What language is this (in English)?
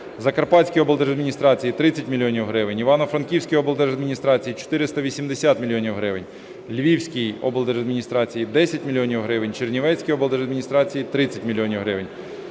Ukrainian